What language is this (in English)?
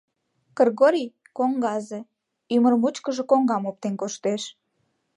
Mari